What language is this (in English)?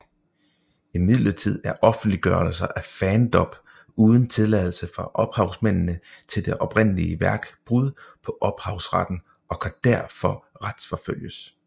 Danish